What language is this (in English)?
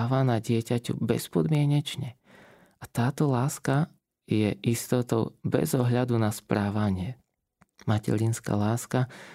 Slovak